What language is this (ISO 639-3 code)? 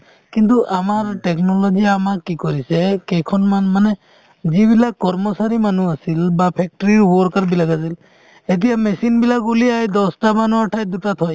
asm